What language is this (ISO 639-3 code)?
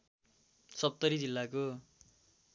nep